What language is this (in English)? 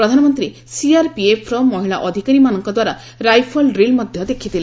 Odia